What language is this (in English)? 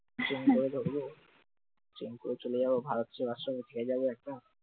Bangla